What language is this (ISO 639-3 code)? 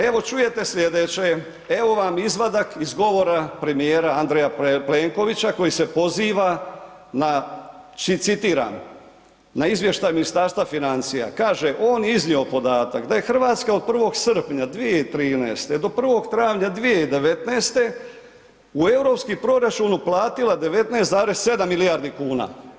hrv